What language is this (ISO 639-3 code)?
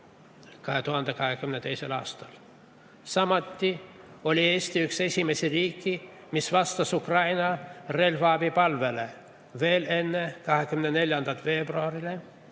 est